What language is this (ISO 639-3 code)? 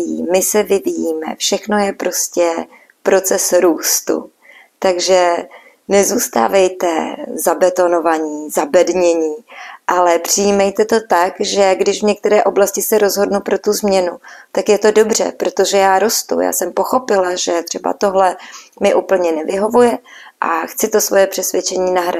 ces